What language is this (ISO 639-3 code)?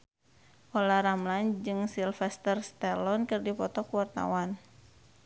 sun